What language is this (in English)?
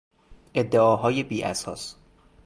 Persian